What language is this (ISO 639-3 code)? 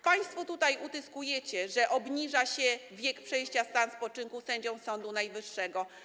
pol